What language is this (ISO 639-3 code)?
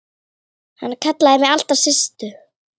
isl